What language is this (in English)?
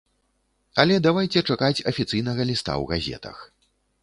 Belarusian